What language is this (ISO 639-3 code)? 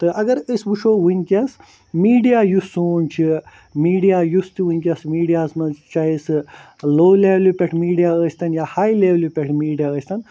kas